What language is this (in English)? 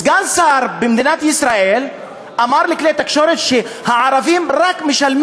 Hebrew